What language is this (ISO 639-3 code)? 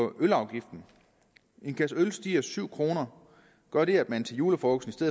dan